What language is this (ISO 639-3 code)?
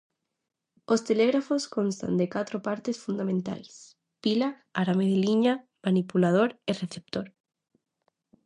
glg